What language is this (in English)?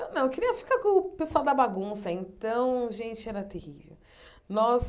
Portuguese